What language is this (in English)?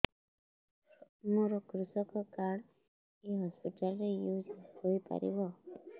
Odia